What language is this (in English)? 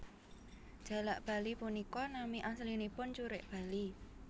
Javanese